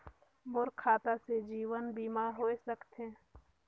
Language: Chhattisgarhi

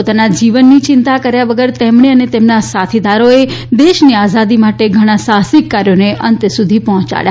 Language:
Gujarati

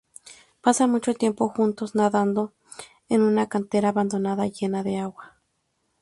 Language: Spanish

